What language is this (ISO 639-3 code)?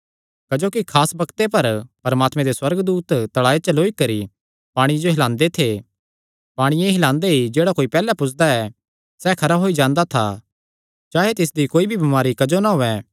xnr